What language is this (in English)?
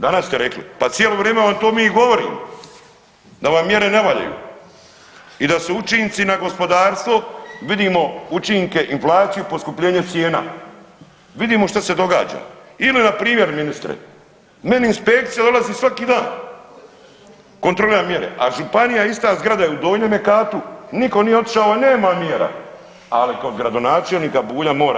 Croatian